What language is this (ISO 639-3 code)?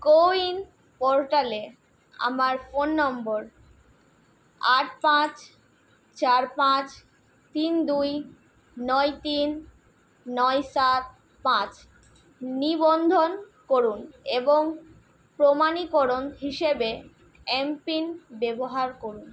ben